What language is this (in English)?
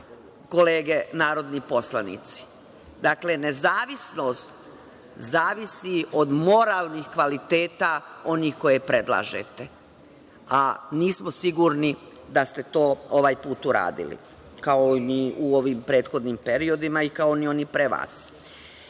Serbian